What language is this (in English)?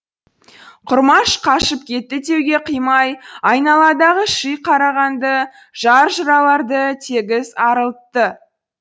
Kazakh